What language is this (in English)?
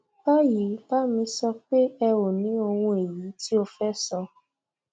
Yoruba